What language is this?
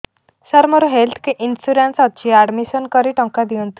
Odia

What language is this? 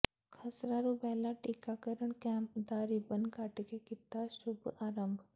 Punjabi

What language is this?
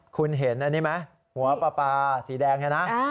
Thai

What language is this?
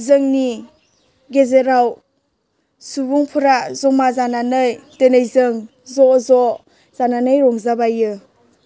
Bodo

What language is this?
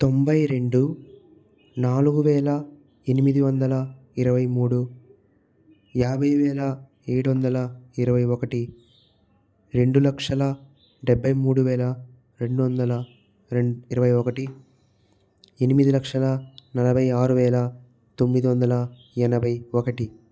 Telugu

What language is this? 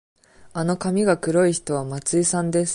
Japanese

